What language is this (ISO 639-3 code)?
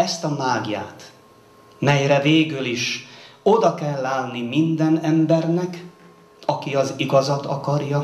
hun